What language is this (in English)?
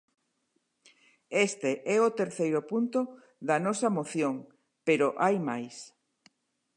Galician